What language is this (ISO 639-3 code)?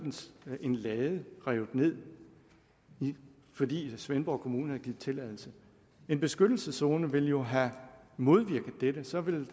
dan